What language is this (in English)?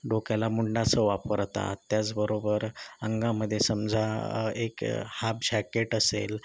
Marathi